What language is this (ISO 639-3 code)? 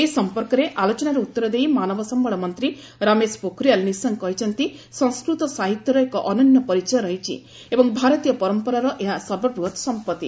ori